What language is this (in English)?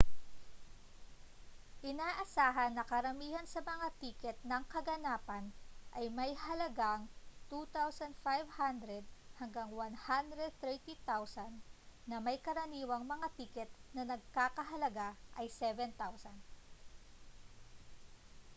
Filipino